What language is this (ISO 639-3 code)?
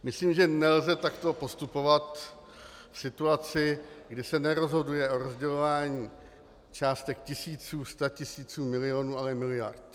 ces